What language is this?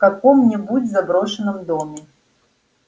Russian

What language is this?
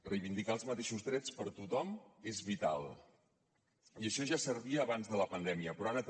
Catalan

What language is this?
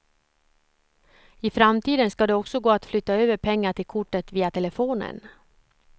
Swedish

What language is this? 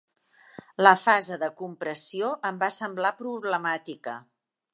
Catalan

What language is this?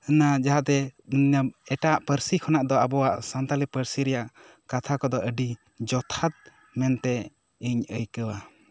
Santali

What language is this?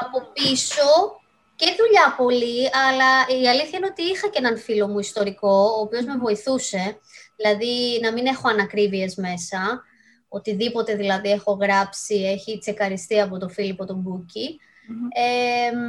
Greek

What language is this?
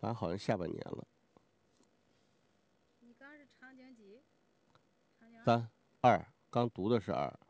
Chinese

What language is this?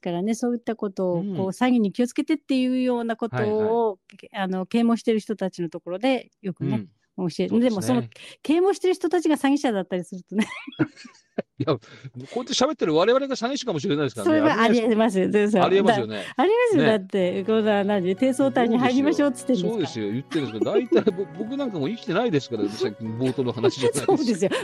Japanese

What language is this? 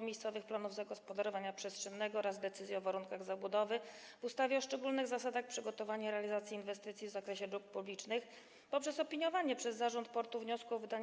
Polish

